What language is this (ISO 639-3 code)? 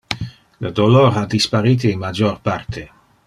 ina